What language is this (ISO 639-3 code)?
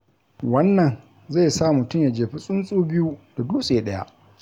hau